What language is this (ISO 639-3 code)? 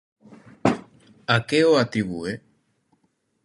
glg